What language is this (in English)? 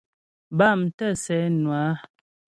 Ghomala